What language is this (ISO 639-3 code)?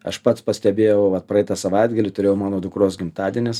lit